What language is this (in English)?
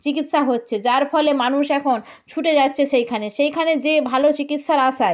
Bangla